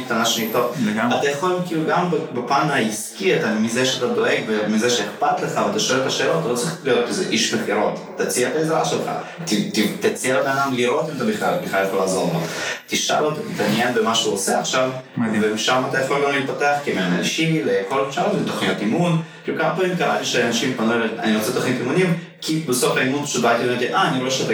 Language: Hebrew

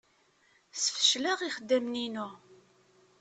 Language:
Kabyle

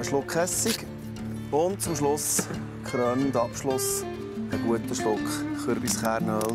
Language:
German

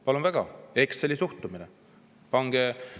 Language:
Estonian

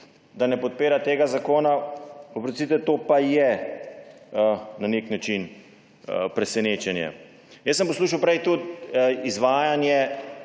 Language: Slovenian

